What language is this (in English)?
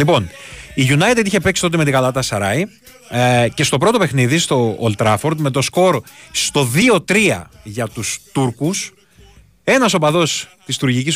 Greek